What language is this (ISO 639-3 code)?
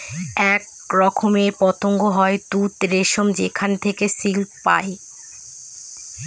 ben